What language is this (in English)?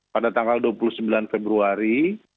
Indonesian